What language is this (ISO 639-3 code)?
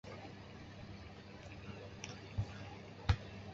zho